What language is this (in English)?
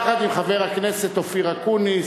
Hebrew